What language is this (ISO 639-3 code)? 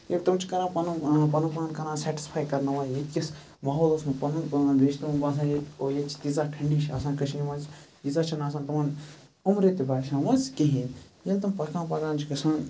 kas